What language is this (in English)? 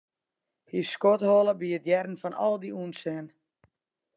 Western Frisian